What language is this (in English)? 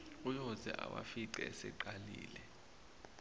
Zulu